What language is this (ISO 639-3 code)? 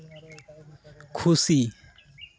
sat